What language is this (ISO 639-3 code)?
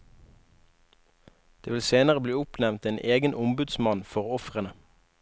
nor